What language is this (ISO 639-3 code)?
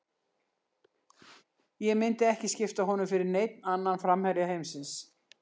isl